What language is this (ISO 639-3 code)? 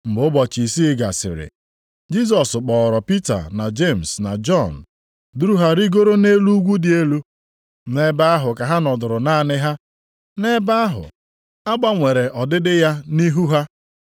ibo